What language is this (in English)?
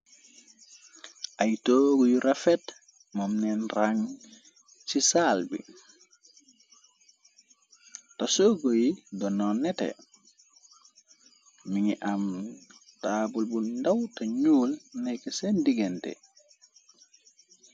Wolof